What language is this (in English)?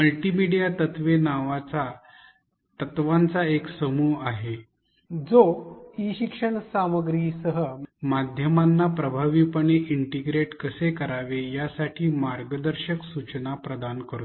Marathi